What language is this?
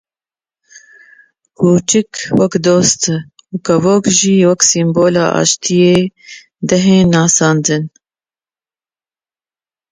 Kurdish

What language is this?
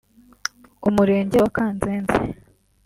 Kinyarwanda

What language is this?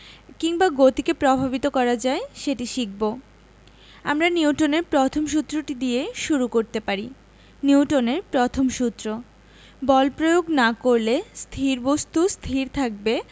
Bangla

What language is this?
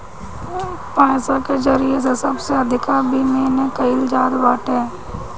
Bhojpuri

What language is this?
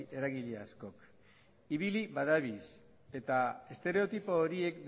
Basque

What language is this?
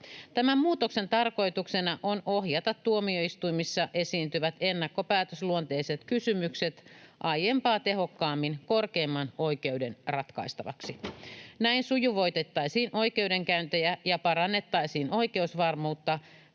Finnish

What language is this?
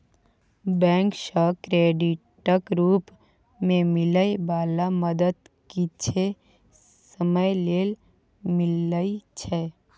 Maithili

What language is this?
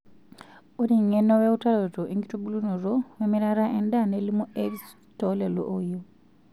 Masai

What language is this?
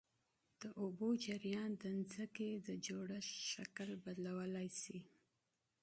Pashto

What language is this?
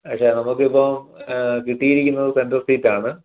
Malayalam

